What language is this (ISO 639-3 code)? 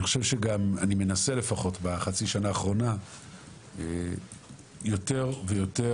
heb